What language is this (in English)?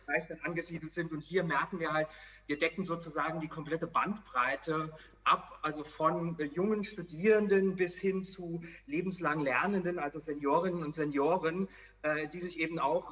German